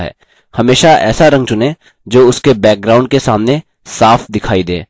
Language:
Hindi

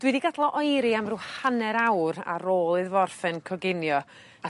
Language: Welsh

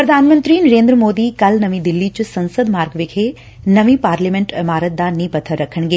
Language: Punjabi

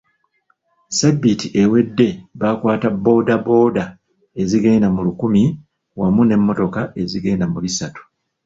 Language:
Ganda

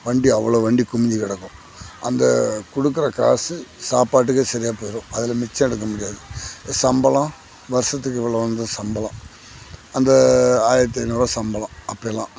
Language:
Tamil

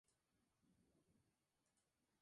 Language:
Spanish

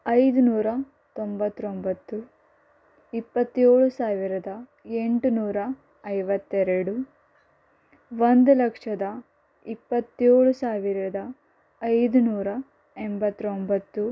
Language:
Kannada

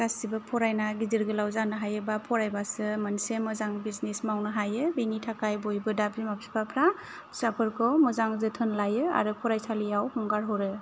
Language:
Bodo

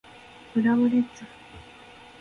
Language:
Japanese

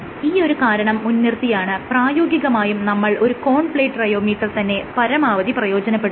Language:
Malayalam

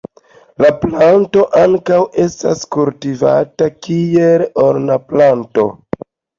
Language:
Esperanto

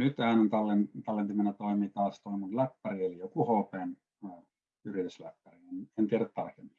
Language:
Finnish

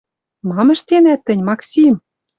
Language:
Western Mari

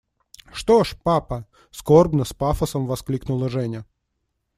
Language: Russian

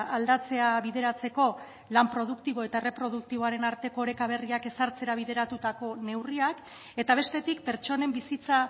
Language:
Basque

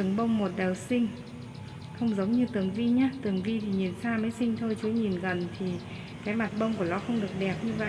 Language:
Vietnamese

